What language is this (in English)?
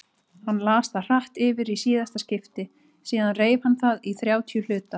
Icelandic